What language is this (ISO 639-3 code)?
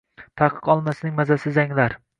uzb